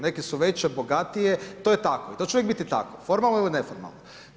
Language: Croatian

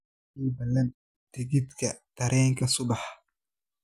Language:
Somali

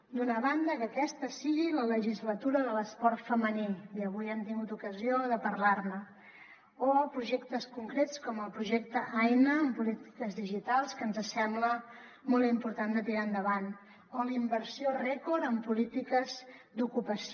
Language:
Catalan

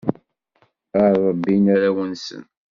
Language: Kabyle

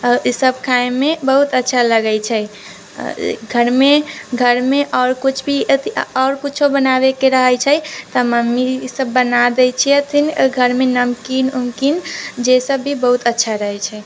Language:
Maithili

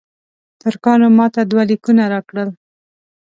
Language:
Pashto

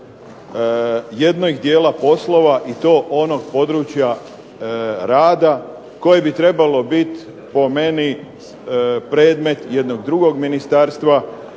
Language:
Croatian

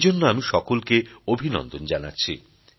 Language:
Bangla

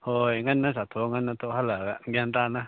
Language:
Manipuri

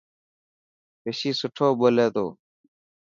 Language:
Dhatki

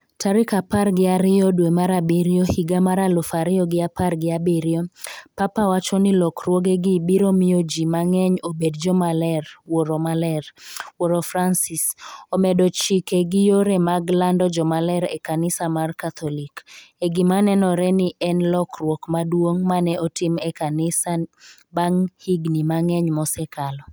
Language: Luo (Kenya and Tanzania)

